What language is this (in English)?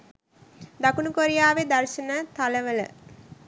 Sinhala